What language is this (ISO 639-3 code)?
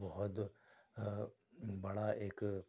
urd